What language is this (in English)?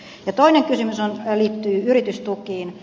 Finnish